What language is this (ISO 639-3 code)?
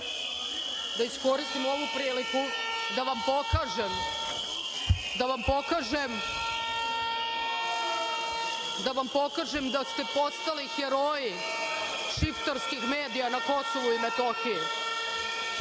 srp